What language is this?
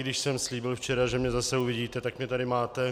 Czech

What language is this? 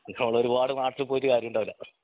Malayalam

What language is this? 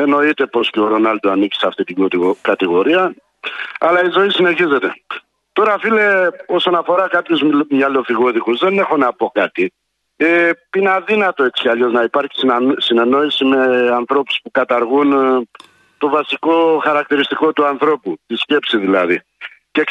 Greek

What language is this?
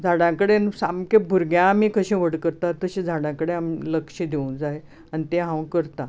Konkani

